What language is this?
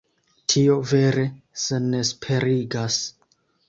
Esperanto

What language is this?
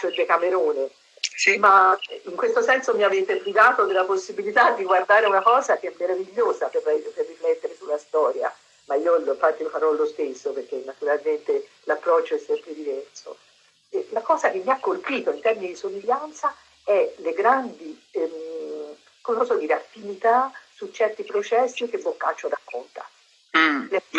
Italian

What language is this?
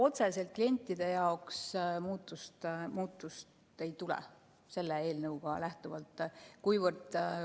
Estonian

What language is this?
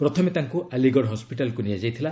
Odia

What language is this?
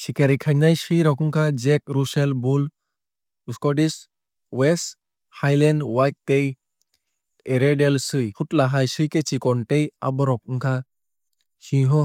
Kok Borok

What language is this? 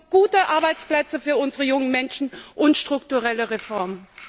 German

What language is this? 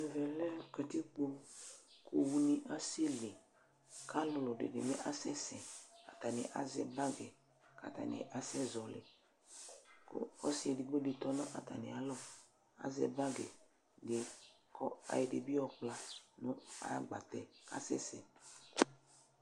Ikposo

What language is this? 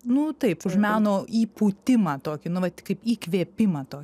Lithuanian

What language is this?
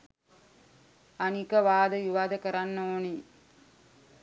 Sinhala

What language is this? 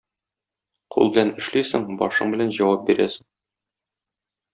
Tatar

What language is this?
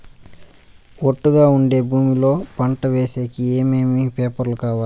Telugu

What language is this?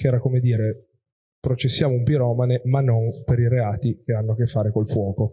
Italian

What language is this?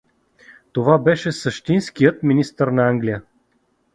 Bulgarian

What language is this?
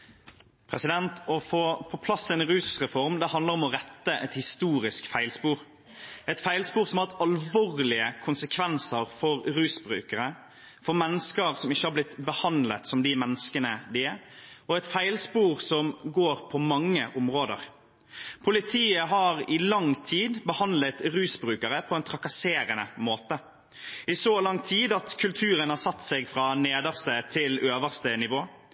Norwegian Bokmål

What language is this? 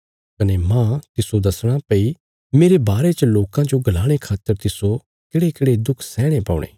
Bilaspuri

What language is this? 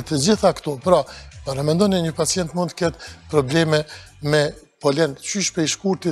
Romanian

